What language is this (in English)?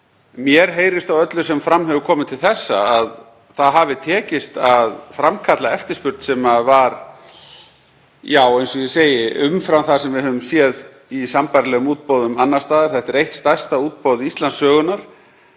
Icelandic